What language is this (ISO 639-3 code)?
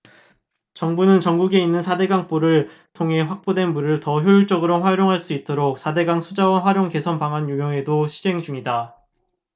kor